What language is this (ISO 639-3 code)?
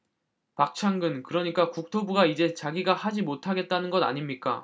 kor